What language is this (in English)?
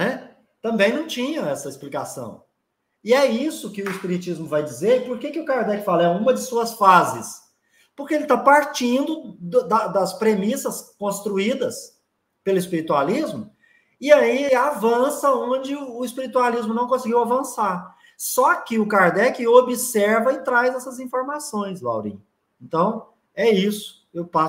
Portuguese